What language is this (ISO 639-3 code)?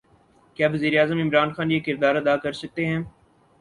urd